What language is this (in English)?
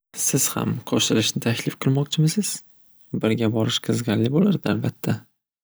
Uzbek